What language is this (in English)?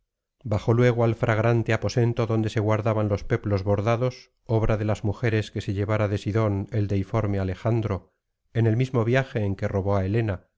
Spanish